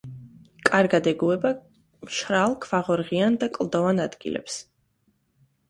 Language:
Georgian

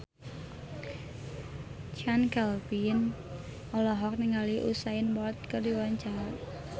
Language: Sundanese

